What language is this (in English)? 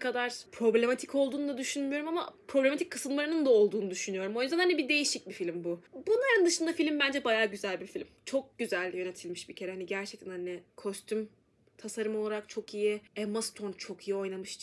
Turkish